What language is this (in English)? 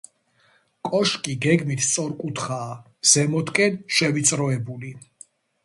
Georgian